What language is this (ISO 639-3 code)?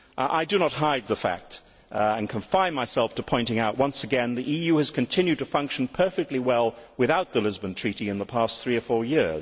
eng